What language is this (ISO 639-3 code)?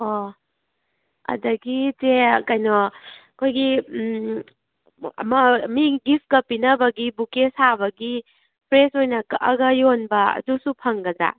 mni